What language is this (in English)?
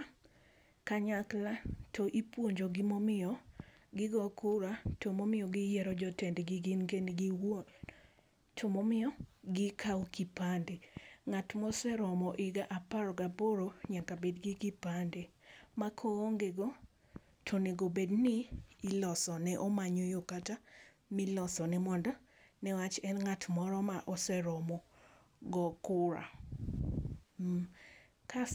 Luo (Kenya and Tanzania)